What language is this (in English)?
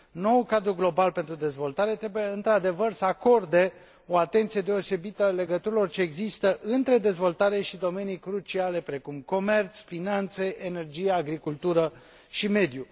Romanian